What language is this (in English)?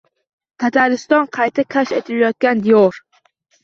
Uzbek